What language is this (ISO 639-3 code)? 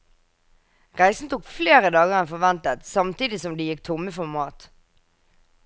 nor